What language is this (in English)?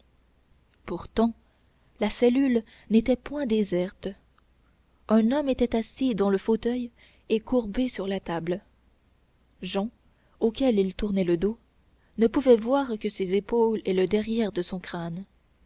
French